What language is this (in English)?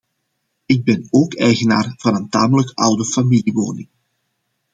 Dutch